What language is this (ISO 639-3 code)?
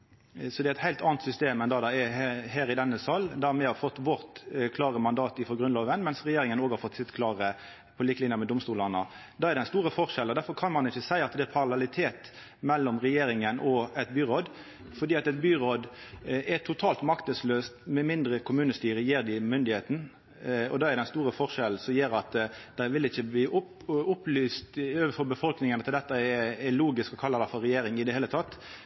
nno